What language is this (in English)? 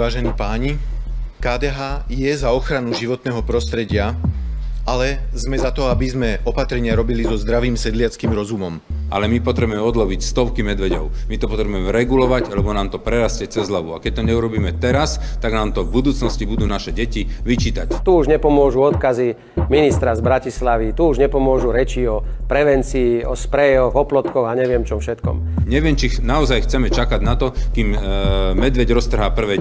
Slovak